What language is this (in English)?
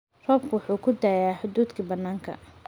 Somali